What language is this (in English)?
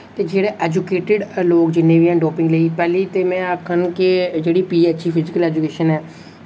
Dogri